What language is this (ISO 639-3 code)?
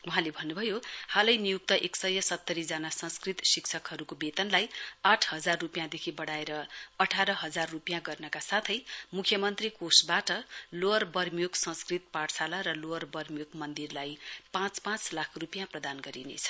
nep